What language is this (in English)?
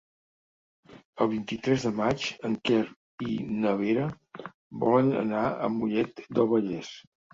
Catalan